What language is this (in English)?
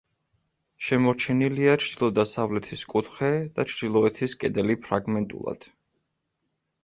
Georgian